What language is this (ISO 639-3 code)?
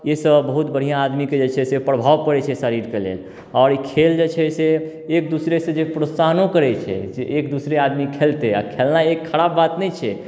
mai